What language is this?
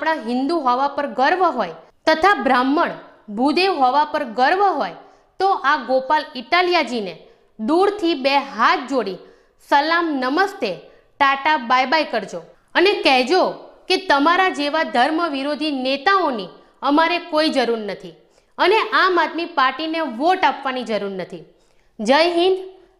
Gujarati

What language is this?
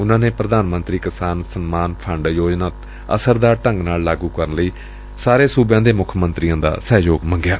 Punjabi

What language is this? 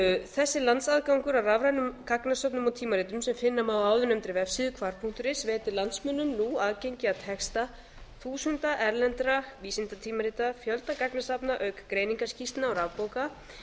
Icelandic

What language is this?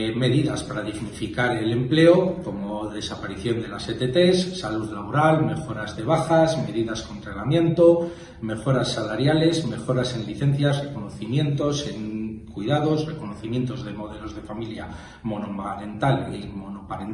Spanish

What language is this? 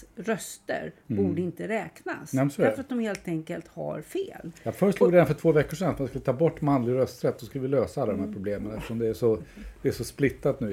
Swedish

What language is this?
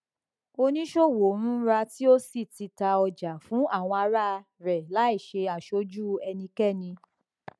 Yoruba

